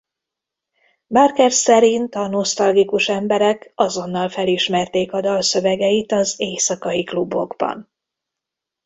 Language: Hungarian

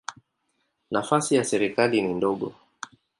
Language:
Swahili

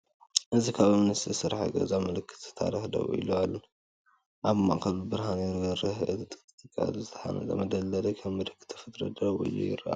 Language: Tigrinya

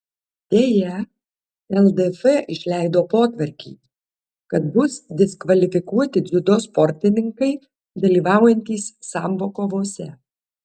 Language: Lithuanian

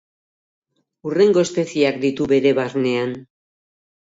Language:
Basque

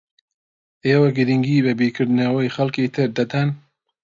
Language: Central Kurdish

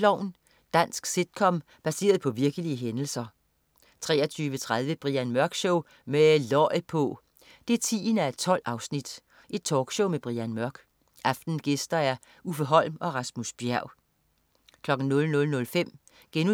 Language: Danish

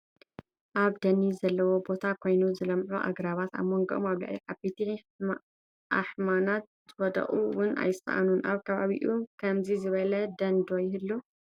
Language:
Tigrinya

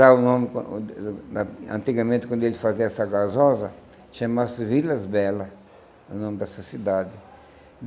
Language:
Portuguese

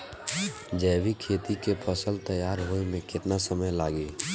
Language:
Bhojpuri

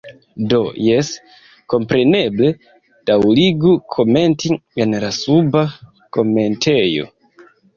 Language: Esperanto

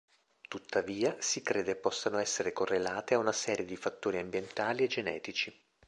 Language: Italian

